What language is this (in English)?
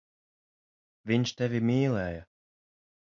Latvian